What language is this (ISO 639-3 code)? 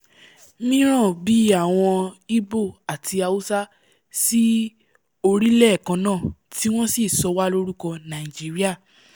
yor